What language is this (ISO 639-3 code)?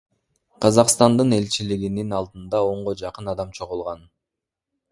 kir